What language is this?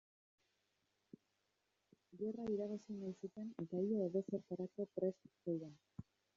Basque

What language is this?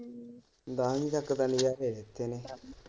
Punjabi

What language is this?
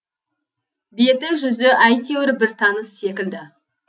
Kazakh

